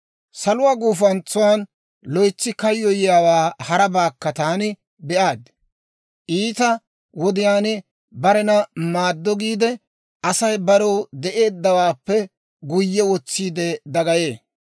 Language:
Dawro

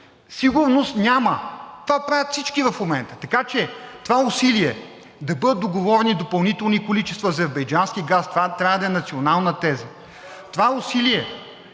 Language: Bulgarian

